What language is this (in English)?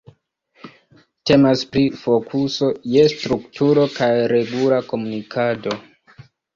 Esperanto